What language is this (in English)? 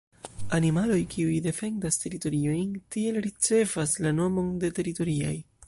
Esperanto